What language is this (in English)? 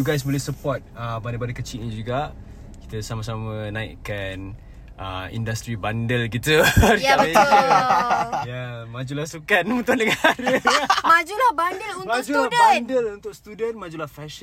Malay